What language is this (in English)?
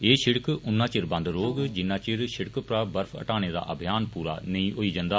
Dogri